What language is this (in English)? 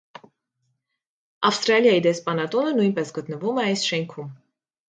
Armenian